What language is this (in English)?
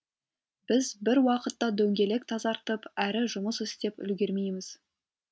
Kazakh